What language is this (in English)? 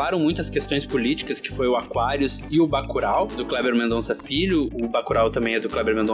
Portuguese